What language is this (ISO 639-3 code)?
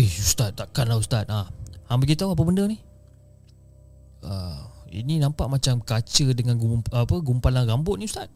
msa